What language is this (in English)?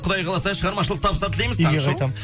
Kazakh